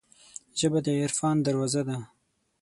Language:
Pashto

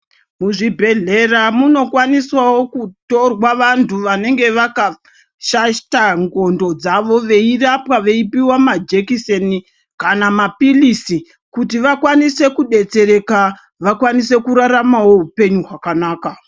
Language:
Ndau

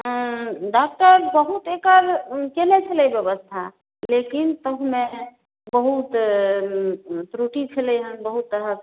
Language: Maithili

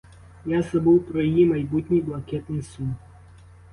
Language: Ukrainian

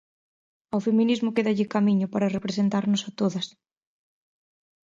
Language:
Galician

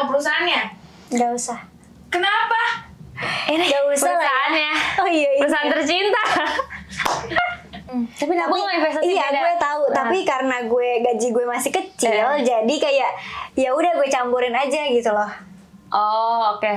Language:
Indonesian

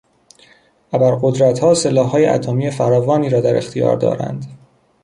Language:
Persian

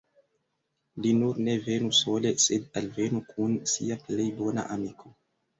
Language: Esperanto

